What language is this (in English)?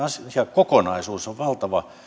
Finnish